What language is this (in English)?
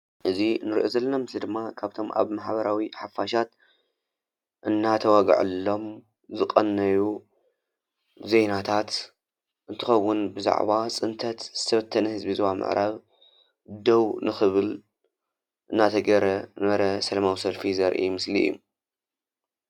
Tigrinya